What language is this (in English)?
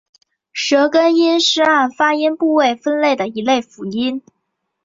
Chinese